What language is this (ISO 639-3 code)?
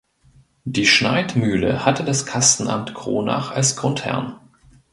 deu